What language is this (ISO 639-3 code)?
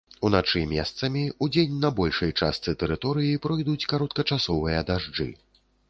bel